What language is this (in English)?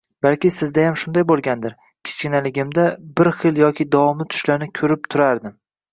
Uzbek